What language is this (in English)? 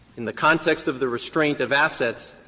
English